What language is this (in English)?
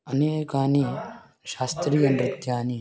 Sanskrit